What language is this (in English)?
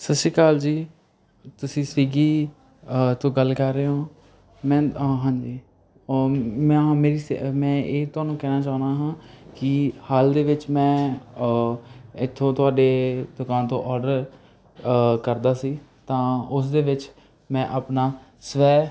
Punjabi